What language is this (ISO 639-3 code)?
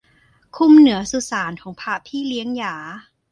tha